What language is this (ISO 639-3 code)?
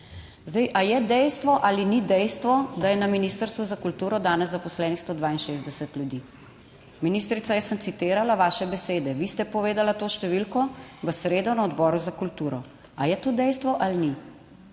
slv